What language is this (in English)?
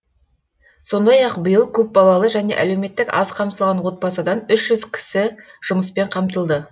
Kazakh